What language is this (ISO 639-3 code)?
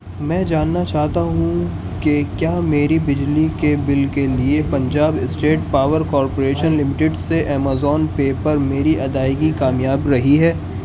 urd